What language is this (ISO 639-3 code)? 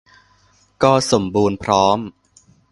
tha